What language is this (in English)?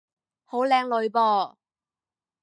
Cantonese